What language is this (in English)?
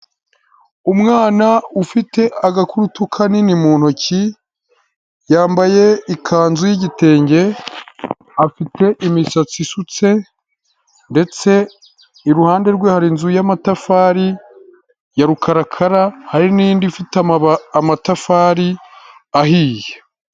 Kinyarwanda